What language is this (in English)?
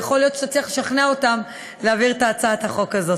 Hebrew